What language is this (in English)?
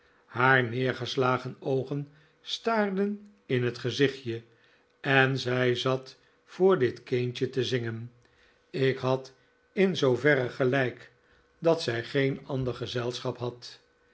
Dutch